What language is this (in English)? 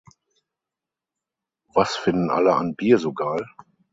German